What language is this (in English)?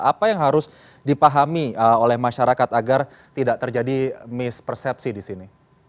Indonesian